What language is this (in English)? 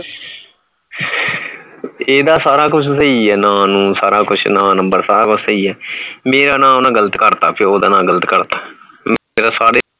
Punjabi